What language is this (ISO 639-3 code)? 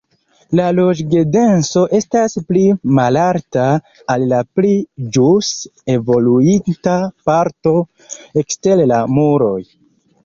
epo